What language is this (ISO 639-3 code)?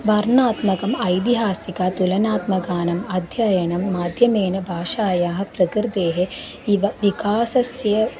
san